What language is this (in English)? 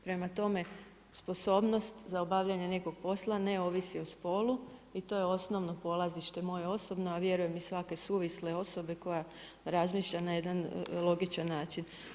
Croatian